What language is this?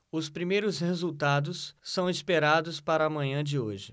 Portuguese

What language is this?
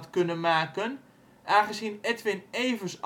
Dutch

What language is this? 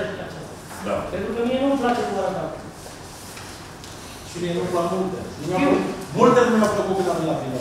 Romanian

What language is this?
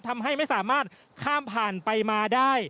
Thai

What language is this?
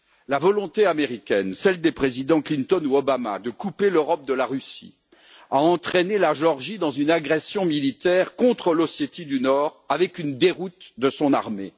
French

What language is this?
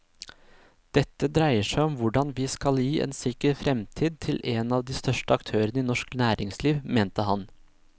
Norwegian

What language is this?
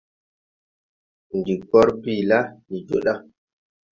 Tupuri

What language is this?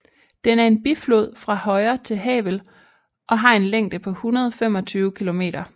Danish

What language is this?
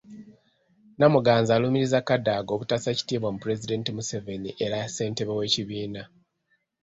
Ganda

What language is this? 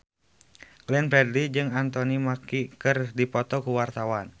Sundanese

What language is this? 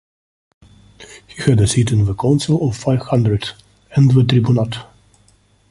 English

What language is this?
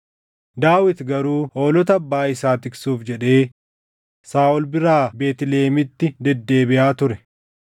Oromo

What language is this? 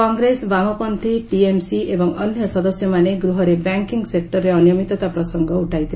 Odia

